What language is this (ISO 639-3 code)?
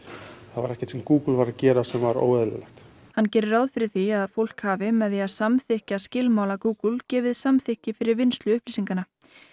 isl